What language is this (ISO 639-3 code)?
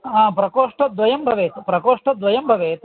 san